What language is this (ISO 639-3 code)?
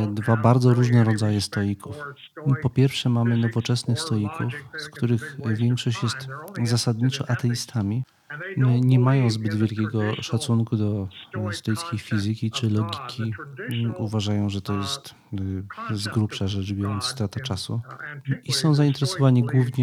pol